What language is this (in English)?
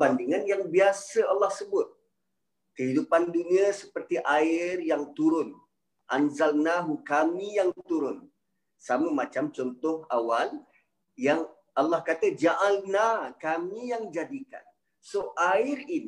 Malay